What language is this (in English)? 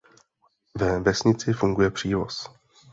Czech